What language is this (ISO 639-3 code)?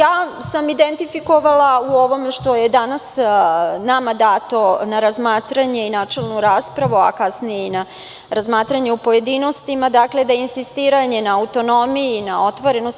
srp